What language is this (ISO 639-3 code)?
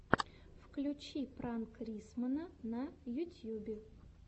rus